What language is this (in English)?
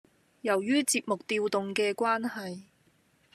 Cantonese